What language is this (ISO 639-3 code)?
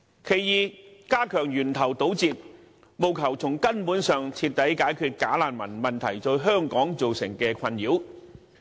yue